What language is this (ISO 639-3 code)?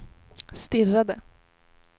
swe